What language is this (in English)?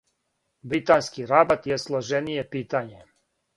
Serbian